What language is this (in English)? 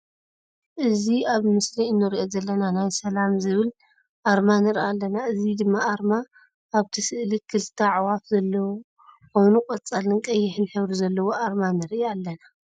Tigrinya